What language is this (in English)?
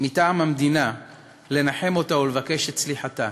Hebrew